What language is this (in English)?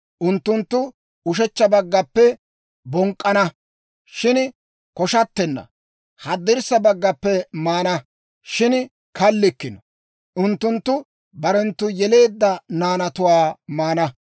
Dawro